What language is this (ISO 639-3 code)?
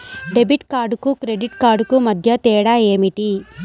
tel